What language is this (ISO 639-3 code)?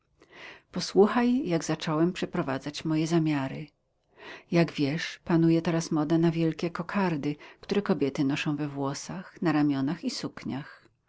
pol